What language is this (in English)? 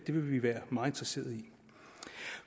Danish